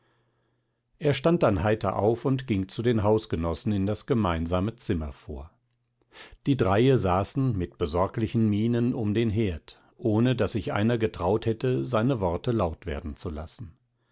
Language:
German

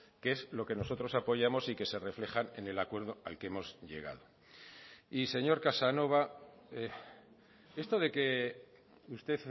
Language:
Spanish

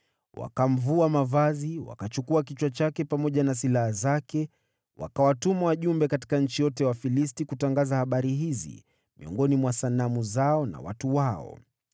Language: Swahili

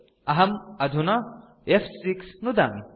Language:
Sanskrit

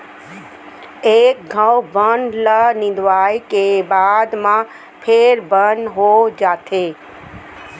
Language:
Chhattisgarhi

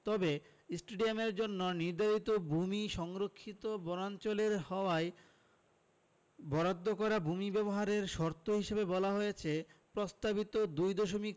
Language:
Bangla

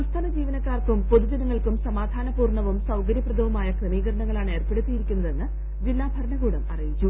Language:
Malayalam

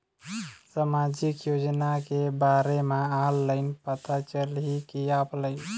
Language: Chhattisgarhi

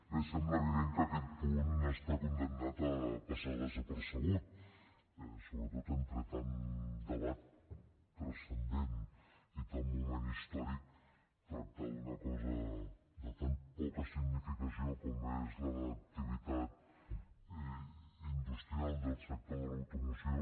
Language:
Catalan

